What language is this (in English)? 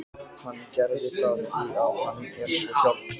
Icelandic